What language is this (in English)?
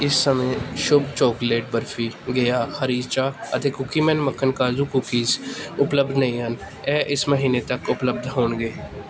Punjabi